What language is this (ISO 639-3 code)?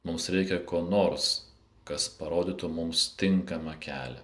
lit